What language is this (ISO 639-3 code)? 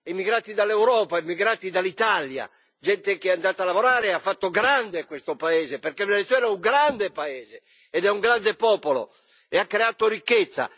ita